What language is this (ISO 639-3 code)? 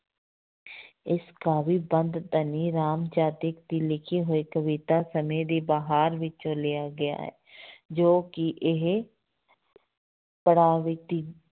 pan